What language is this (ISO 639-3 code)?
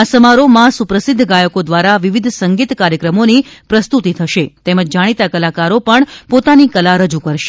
guj